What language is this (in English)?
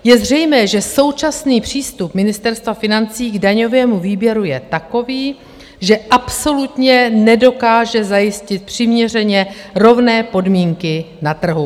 Czech